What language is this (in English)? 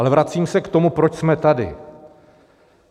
Czech